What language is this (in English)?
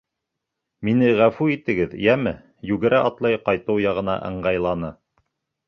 Bashkir